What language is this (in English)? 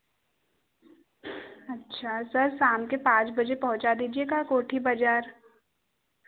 Hindi